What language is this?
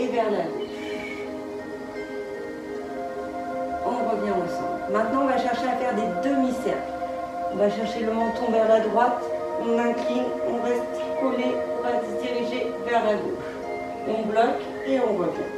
French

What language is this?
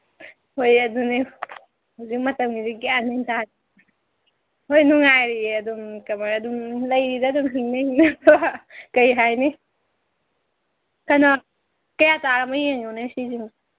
Manipuri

